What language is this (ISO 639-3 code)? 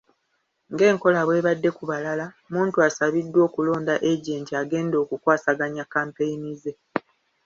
lug